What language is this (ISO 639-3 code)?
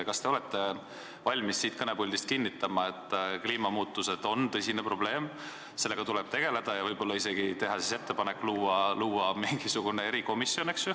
est